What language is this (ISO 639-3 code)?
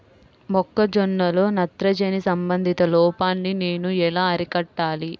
tel